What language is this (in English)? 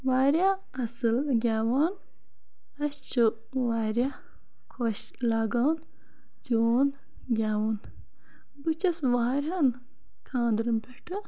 Kashmiri